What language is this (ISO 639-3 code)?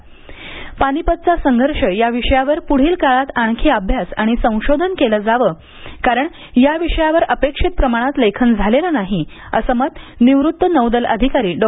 mar